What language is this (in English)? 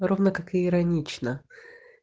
Russian